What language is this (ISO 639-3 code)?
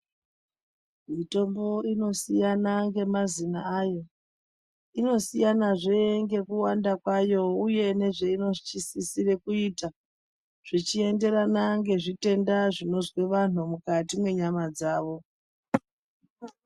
ndc